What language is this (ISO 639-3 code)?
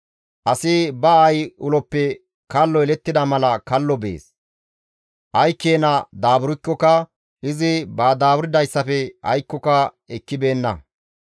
gmv